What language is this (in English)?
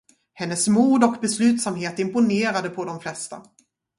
Swedish